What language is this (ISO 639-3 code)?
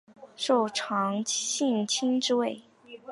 zho